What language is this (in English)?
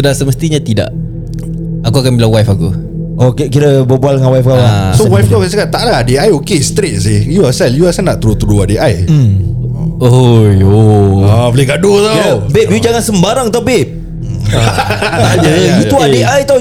Malay